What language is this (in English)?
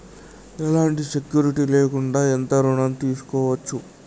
Telugu